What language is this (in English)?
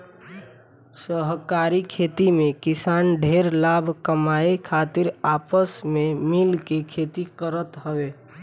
Bhojpuri